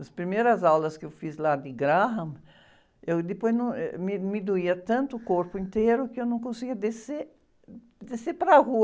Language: Portuguese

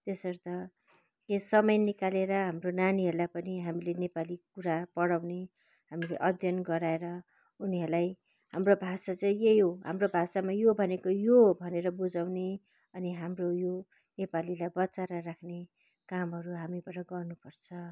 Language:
Nepali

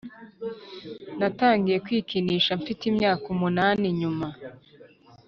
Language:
Kinyarwanda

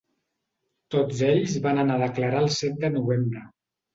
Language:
Catalan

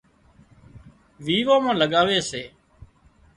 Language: Wadiyara Koli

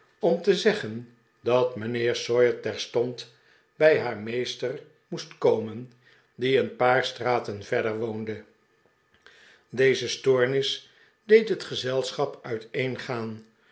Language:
Dutch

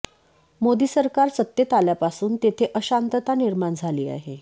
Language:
Marathi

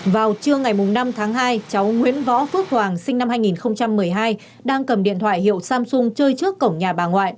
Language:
Vietnamese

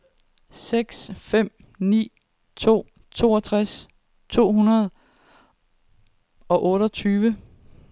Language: Danish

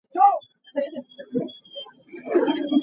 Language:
Hakha Chin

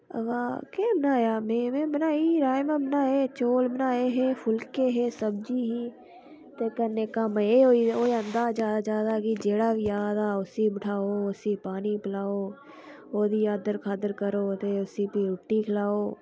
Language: Dogri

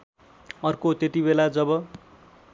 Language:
Nepali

